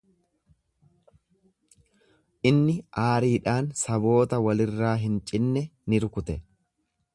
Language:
Oromo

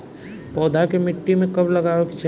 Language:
Bhojpuri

